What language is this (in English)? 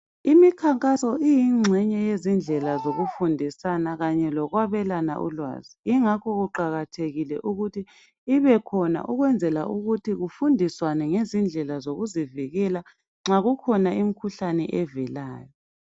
North Ndebele